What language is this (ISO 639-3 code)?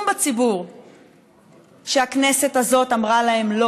heb